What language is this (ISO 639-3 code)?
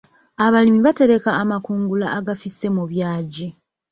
lug